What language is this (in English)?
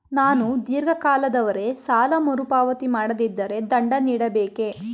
Kannada